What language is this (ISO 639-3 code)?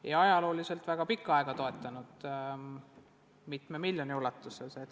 est